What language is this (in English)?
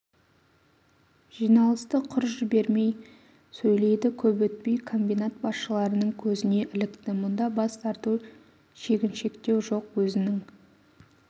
Kazakh